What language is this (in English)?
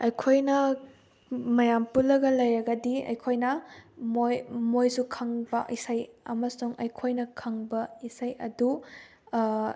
Manipuri